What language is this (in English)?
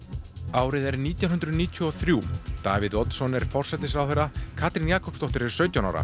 Icelandic